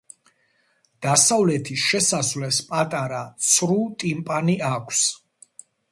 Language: Georgian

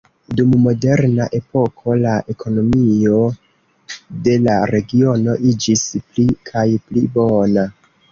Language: Esperanto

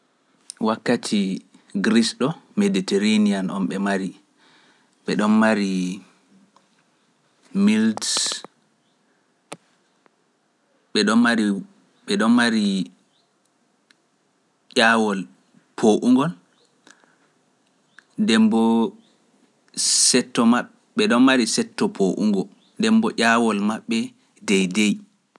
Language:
Pular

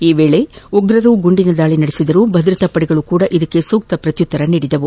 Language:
Kannada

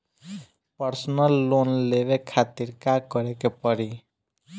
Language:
Bhojpuri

